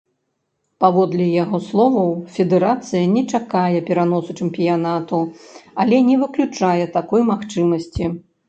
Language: Belarusian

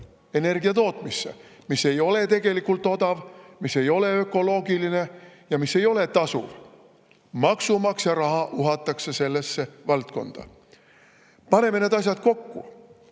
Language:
Estonian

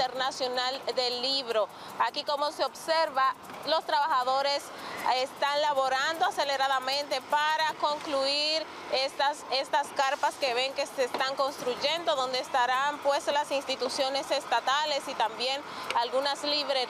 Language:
Spanish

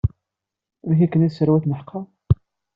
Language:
Kabyle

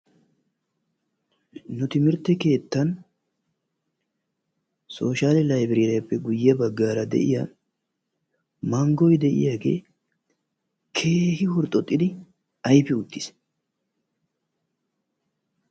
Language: Wolaytta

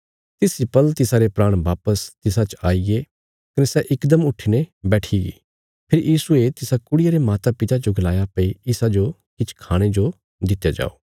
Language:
Bilaspuri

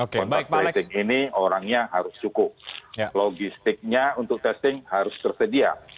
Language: Indonesian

